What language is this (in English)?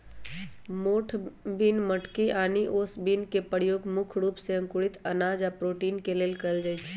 Magahi